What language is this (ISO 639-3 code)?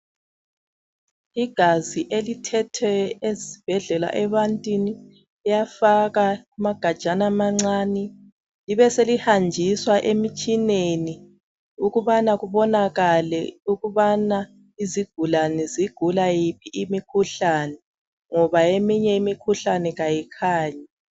nde